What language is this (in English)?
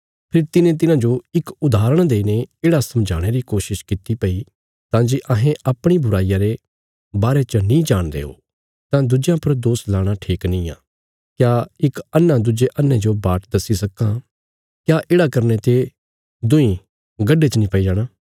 Bilaspuri